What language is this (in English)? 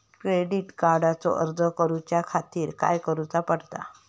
Marathi